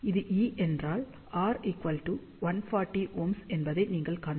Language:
Tamil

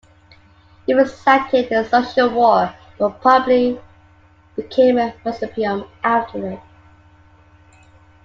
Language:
English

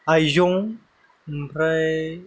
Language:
Bodo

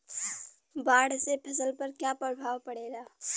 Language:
Bhojpuri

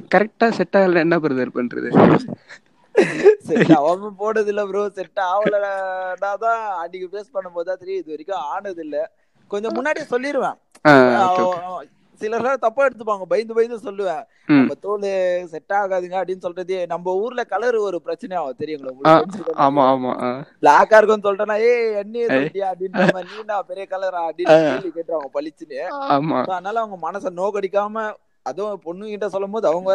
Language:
Tamil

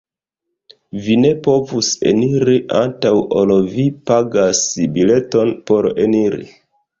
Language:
Esperanto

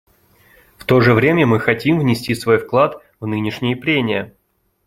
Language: Russian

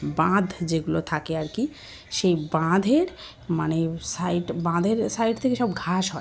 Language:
Bangla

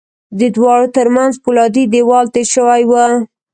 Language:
Pashto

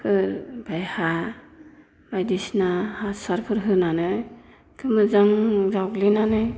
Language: Bodo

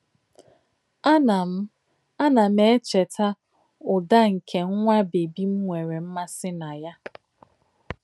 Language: Igbo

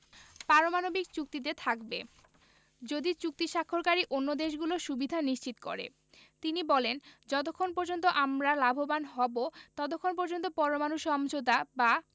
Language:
Bangla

